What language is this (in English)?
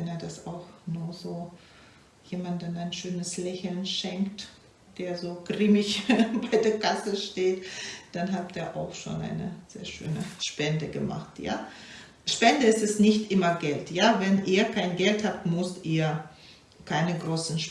German